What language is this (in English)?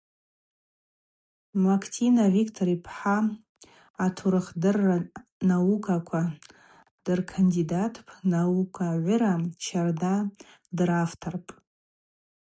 Abaza